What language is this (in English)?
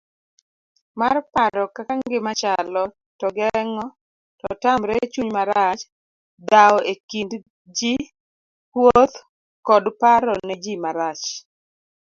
Luo (Kenya and Tanzania)